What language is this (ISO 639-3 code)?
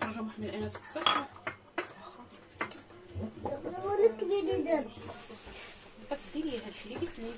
ara